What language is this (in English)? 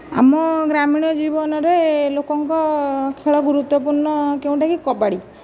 Odia